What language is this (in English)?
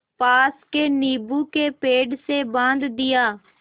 Hindi